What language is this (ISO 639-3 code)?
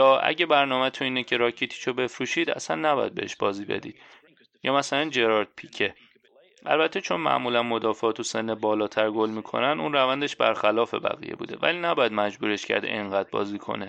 fas